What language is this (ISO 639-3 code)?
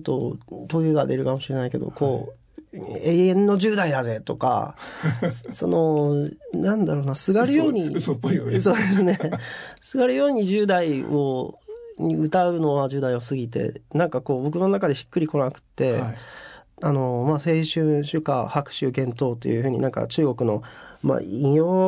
jpn